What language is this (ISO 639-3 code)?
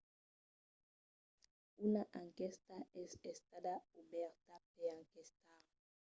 oci